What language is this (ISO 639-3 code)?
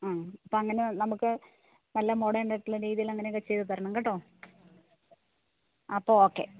mal